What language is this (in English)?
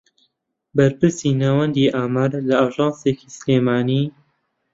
Central Kurdish